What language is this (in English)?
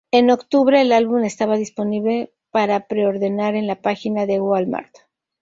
Spanish